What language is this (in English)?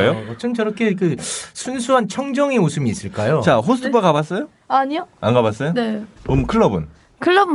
Korean